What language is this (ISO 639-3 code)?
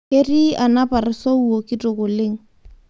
mas